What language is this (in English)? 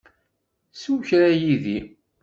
Kabyle